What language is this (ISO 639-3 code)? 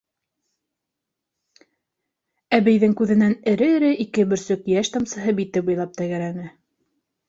bak